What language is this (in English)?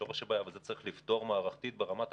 Hebrew